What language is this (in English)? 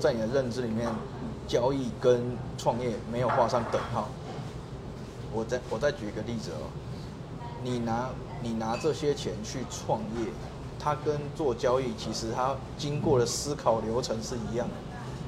Chinese